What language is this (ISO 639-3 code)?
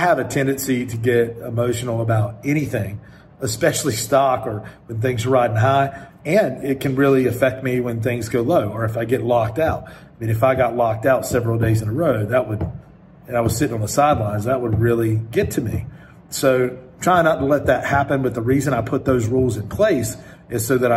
eng